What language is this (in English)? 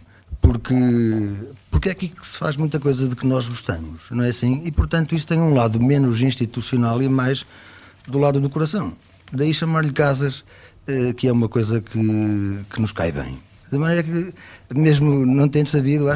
Portuguese